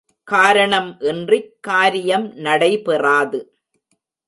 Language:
Tamil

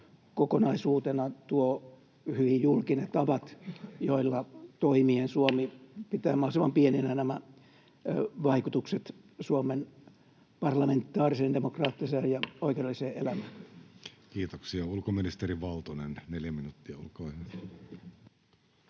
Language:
Finnish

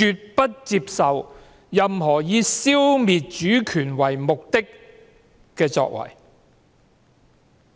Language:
Cantonese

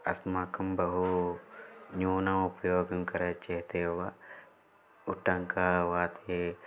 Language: Sanskrit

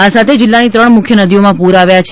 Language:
Gujarati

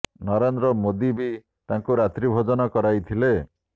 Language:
Odia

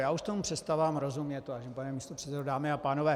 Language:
Czech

